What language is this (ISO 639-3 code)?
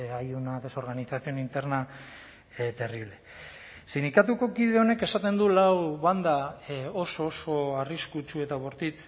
eus